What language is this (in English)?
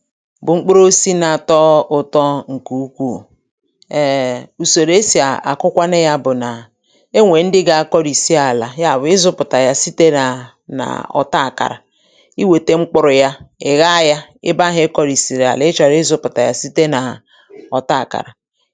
Igbo